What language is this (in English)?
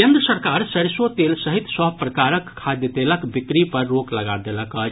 Maithili